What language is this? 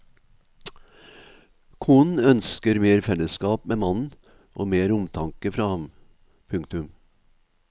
Norwegian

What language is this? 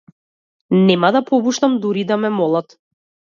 Macedonian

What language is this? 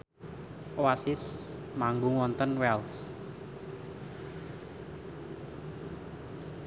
Javanese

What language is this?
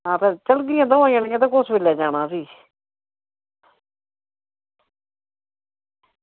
Dogri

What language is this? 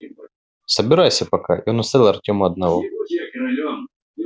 Russian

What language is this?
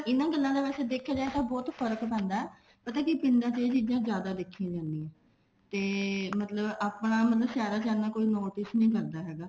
Punjabi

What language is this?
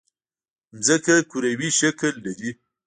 Pashto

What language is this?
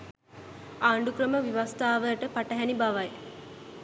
Sinhala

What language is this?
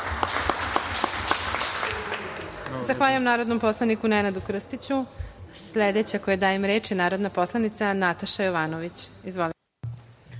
Serbian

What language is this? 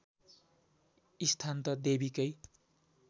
Nepali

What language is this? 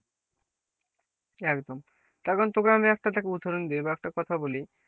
Bangla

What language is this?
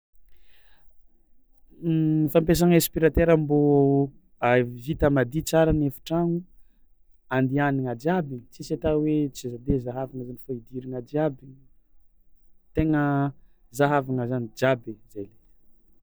Tsimihety Malagasy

